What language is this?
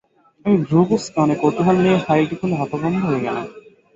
Bangla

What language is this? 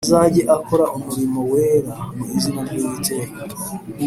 Kinyarwanda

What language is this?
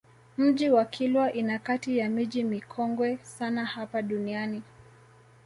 Swahili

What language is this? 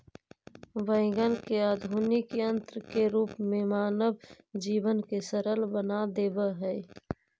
Magahi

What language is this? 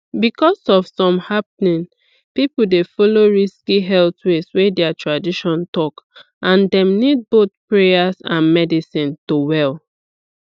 Nigerian Pidgin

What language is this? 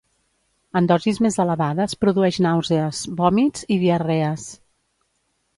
Catalan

